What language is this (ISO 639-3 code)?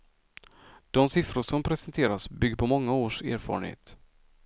swe